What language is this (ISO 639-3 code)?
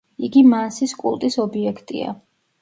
kat